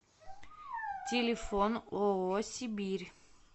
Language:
Russian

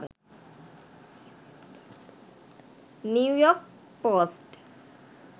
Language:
Sinhala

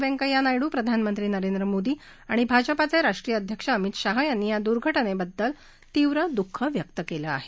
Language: Marathi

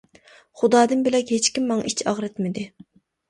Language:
Uyghur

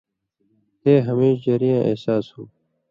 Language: Indus Kohistani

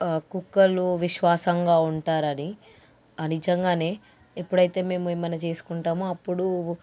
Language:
Telugu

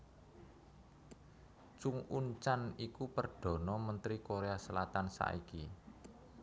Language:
Javanese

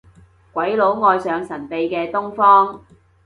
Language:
Cantonese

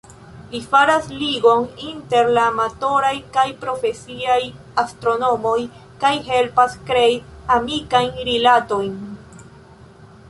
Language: Esperanto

